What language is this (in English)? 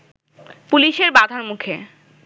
Bangla